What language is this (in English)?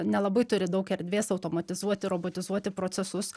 Lithuanian